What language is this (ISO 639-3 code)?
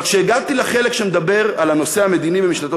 heb